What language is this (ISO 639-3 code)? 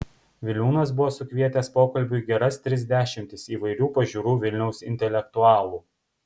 lit